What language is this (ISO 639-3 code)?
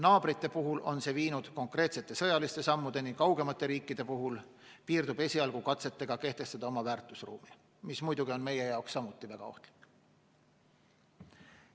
est